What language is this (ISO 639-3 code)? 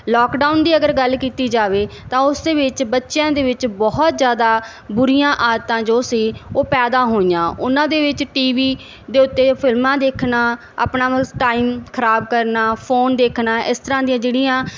pan